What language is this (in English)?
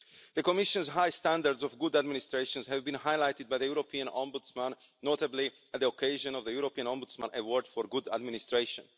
English